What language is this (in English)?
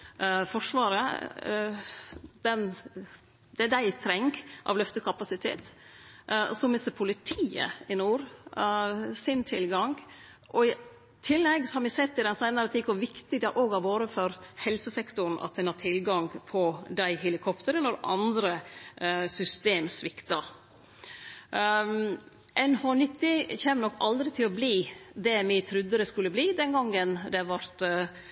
Norwegian Nynorsk